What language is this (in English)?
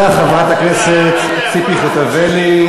Hebrew